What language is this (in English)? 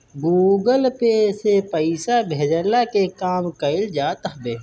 Bhojpuri